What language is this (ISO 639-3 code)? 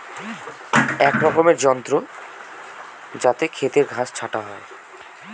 ben